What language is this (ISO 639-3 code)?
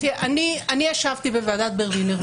heb